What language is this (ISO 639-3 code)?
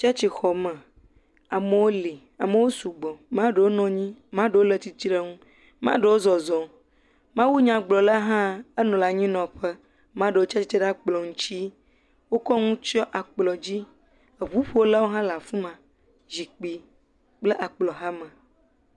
ewe